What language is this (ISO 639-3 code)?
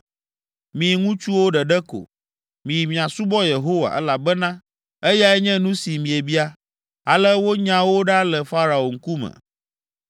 ewe